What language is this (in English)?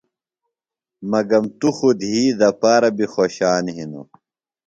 Phalura